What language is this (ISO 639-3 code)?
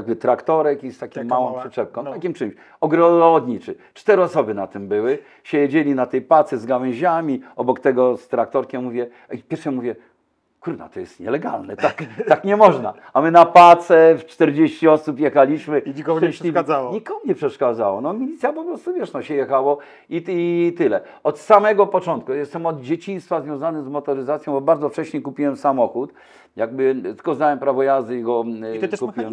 pol